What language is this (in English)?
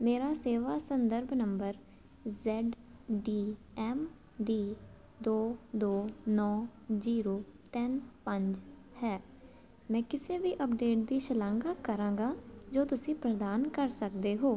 Punjabi